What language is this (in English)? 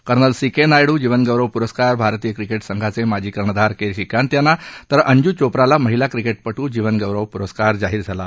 Marathi